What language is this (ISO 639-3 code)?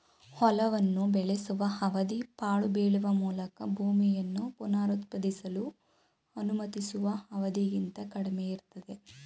kan